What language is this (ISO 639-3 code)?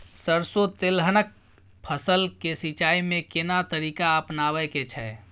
mai